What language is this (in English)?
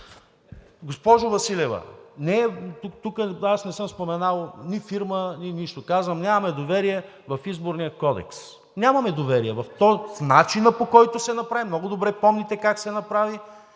Bulgarian